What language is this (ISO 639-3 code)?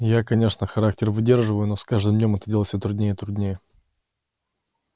rus